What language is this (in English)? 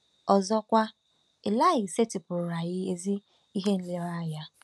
Igbo